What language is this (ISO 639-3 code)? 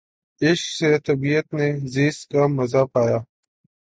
urd